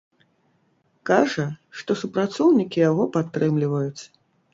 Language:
Belarusian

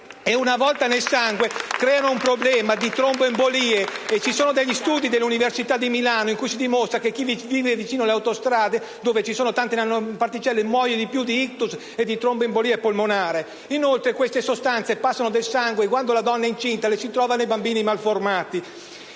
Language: Italian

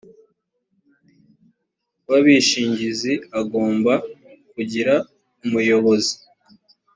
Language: Kinyarwanda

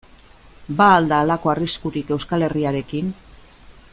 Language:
Basque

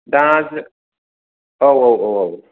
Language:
Bodo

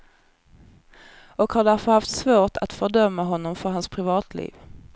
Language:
Swedish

